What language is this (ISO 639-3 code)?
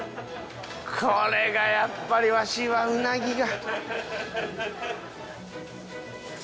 jpn